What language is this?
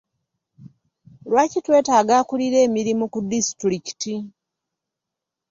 Ganda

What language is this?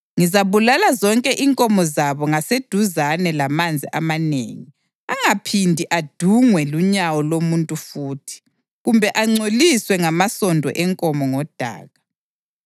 North Ndebele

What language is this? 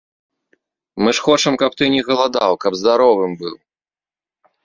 Belarusian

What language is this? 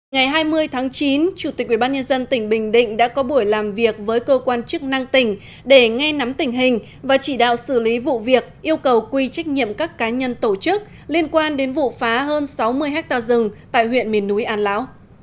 Vietnamese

